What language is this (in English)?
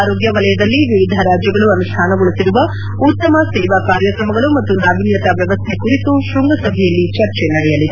Kannada